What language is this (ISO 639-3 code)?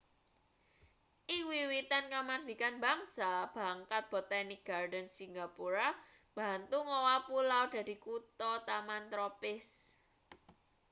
jav